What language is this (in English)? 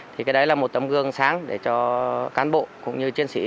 Vietnamese